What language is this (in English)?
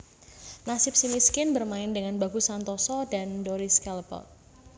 Javanese